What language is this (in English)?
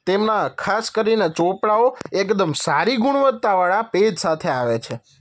Gujarati